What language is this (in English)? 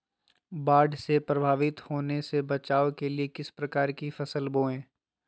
Magahi